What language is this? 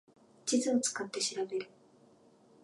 Japanese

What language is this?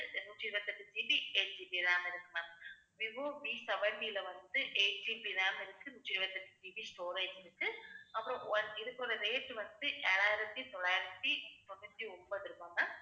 Tamil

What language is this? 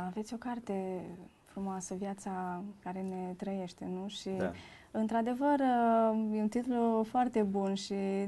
Romanian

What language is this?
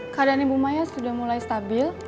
Indonesian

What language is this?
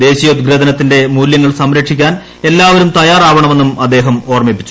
Malayalam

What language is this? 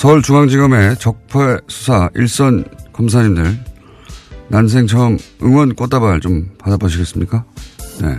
Korean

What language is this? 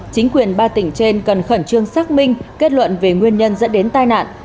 Vietnamese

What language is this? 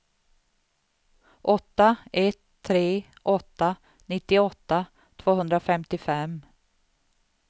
Swedish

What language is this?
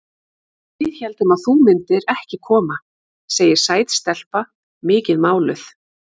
Icelandic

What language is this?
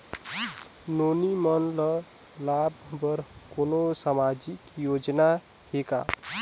Chhattisgarhi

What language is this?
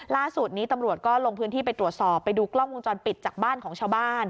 Thai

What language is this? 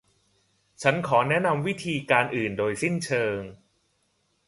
Thai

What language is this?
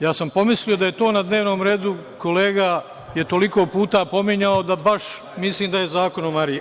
Serbian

